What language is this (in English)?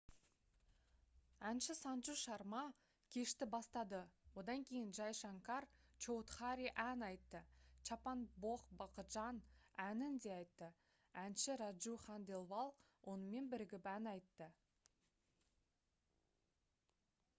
Kazakh